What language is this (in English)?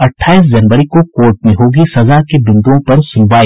Hindi